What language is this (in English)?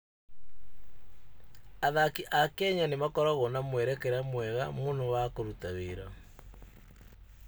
Kikuyu